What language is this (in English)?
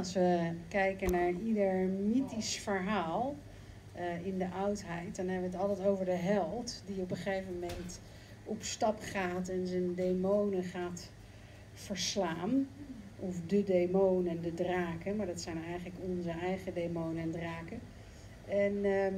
Dutch